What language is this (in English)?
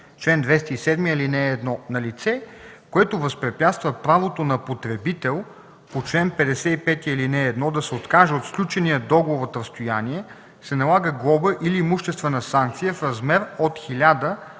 Bulgarian